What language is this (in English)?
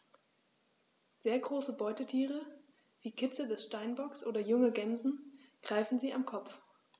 German